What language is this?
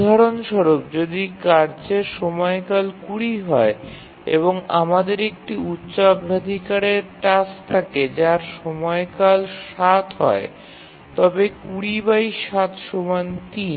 Bangla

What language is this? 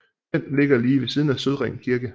Danish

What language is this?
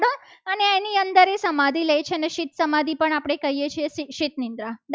Gujarati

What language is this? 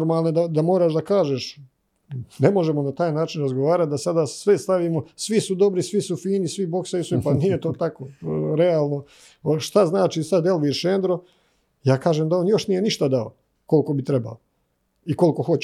Croatian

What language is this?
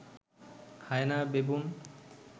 Bangla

